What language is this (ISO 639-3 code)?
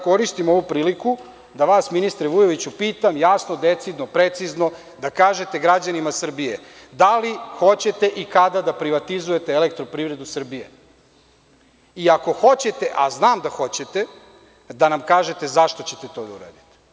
srp